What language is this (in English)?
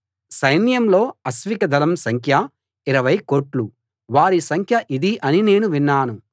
Telugu